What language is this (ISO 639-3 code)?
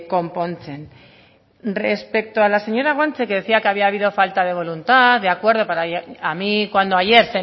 spa